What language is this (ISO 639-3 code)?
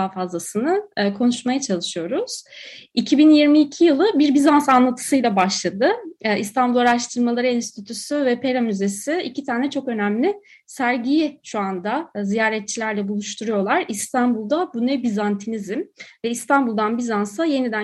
tur